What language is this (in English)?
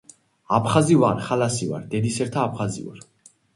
Georgian